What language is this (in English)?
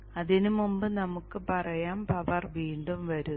Malayalam